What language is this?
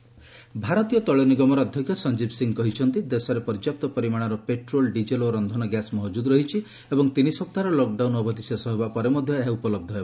Odia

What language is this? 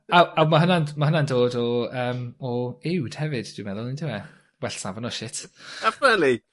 Welsh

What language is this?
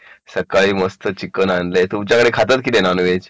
Marathi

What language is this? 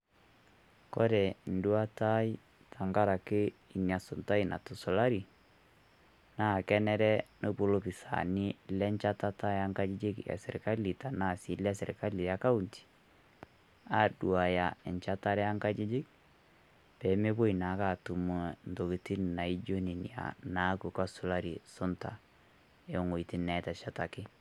Masai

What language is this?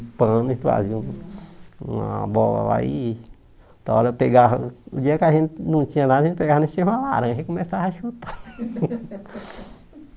Portuguese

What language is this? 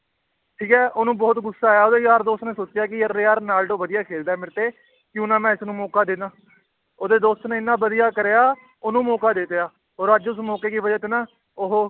Punjabi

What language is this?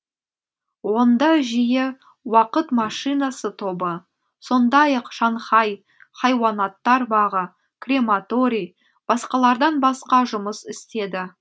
Kazakh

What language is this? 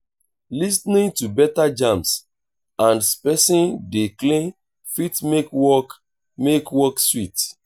Nigerian Pidgin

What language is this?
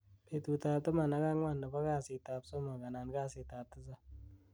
Kalenjin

